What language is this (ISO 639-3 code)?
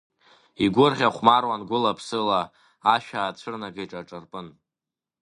abk